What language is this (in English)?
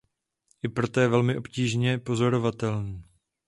Czech